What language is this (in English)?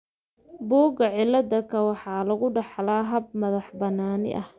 Somali